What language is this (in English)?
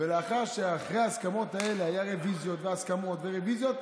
Hebrew